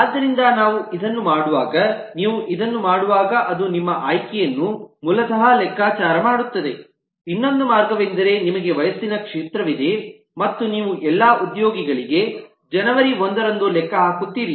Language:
Kannada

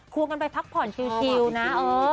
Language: Thai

